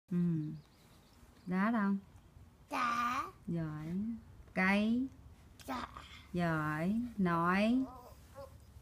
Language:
Vietnamese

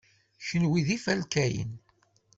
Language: Kabyle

